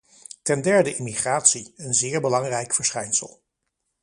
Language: Dutch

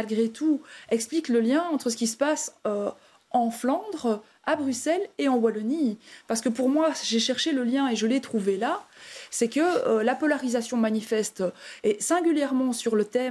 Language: French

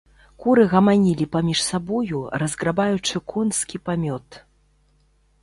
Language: Belarusian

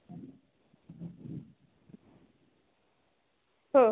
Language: Bangla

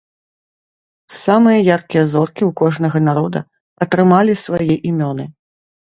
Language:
Belarusian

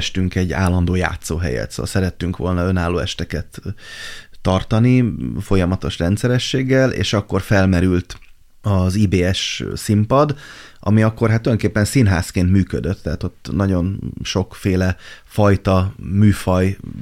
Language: Hungarian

